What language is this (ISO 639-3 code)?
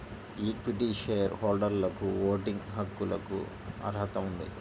tel